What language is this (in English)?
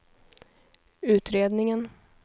Swedish